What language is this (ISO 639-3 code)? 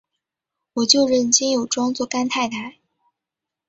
zho